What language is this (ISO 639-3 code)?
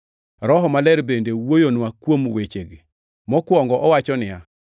luo